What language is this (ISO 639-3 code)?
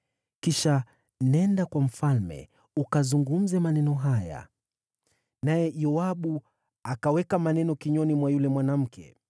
swa